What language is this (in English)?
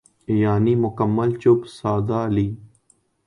Urdu